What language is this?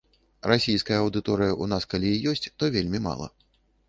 Belarusian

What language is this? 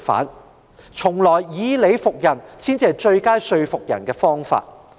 Cantonese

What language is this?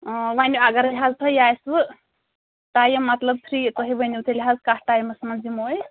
Kashmiri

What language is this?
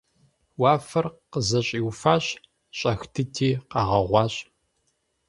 Kabardian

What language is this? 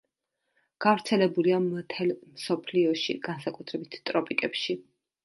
Georgian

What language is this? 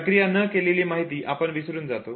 Marathi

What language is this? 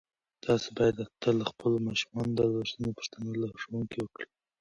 Pashto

